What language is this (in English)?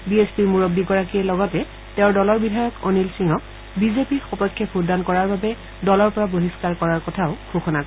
Assamese